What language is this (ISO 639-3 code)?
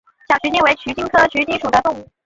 zho